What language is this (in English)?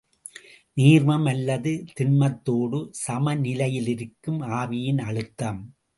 Tamil